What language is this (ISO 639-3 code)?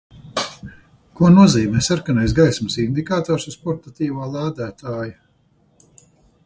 lav